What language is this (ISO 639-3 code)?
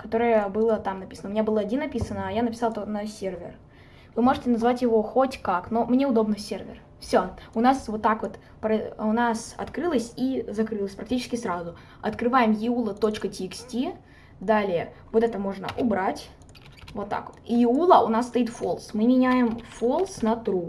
rus